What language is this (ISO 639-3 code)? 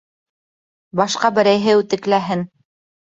bak